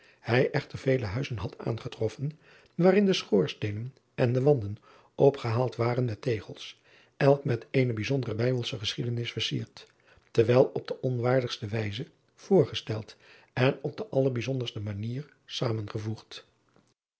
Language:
Dutch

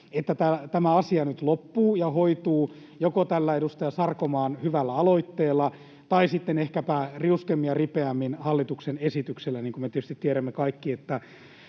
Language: Finnish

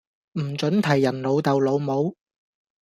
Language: Cantonese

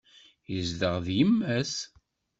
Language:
Kabyle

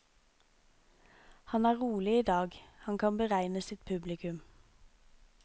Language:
Norwegian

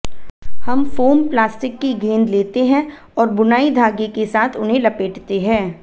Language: Hindi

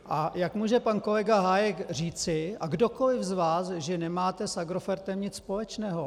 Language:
Czech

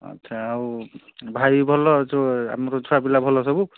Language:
Odia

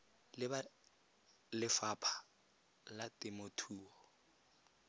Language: Tswana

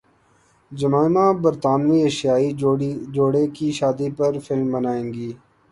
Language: Urdu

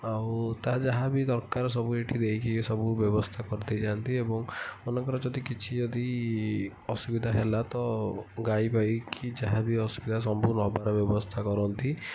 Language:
Odia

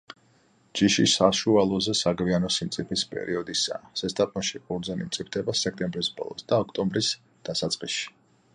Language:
Georgian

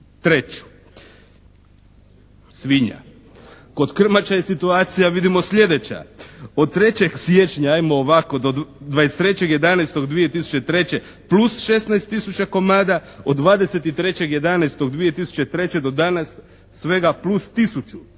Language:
Croatian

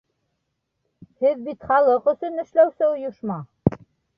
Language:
Bashkir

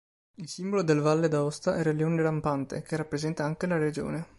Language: Italian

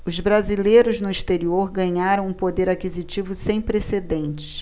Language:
Portuguese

